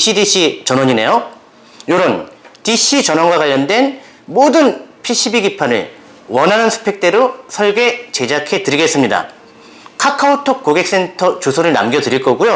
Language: Korean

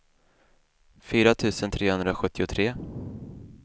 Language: Swedish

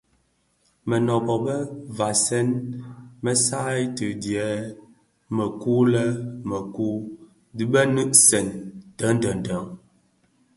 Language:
Bafia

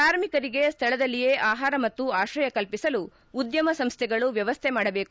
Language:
Kannada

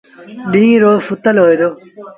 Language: Sindhi Bhil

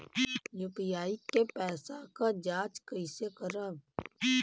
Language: Bhojpuri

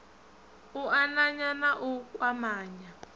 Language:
Venda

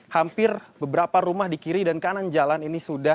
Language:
Indonesian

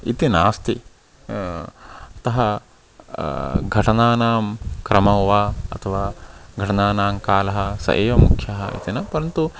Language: Sanskrit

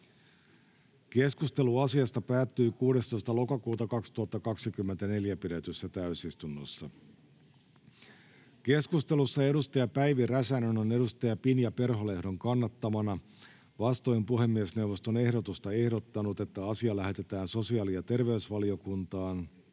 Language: Finnish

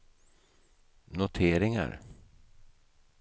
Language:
Swedish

